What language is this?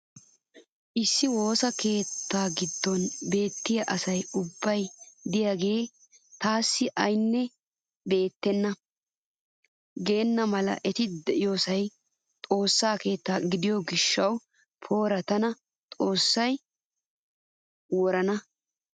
Wolaytta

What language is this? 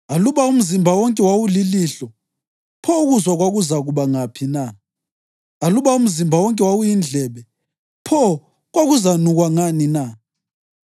North Ndebele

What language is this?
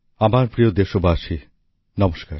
Bangla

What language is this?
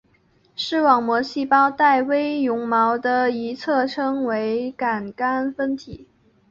Chinese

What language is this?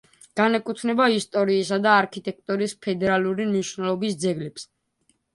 Georgian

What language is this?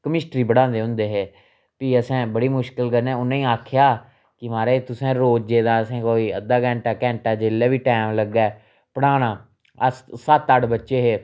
Dogri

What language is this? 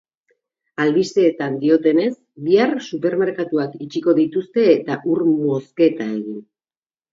Basque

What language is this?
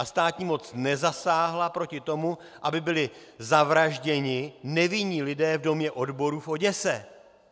Czech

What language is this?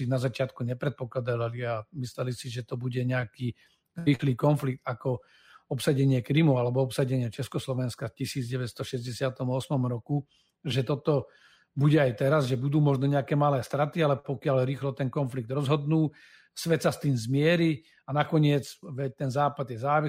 Slovak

